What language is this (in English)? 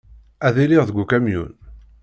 Kabyle